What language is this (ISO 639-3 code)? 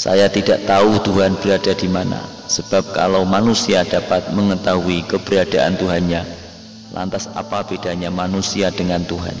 ind